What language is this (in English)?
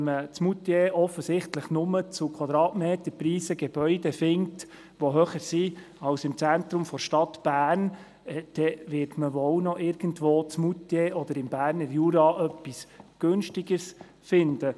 Swiss German